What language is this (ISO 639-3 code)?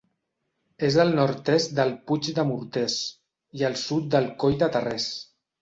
cat